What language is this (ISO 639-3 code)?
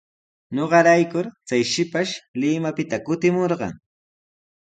qws